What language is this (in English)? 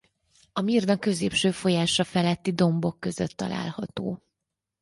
Hungarian